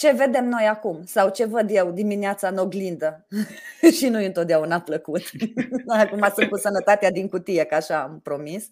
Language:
Romanian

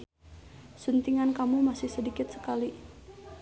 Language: Sundanese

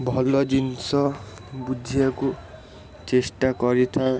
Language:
Odia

